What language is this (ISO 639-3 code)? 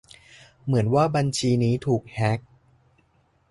tha